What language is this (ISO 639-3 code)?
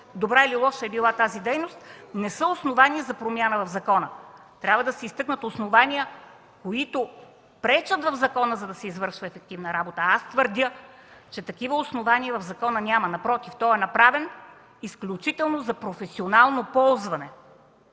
bul